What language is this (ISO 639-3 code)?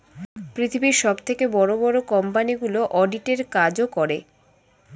ben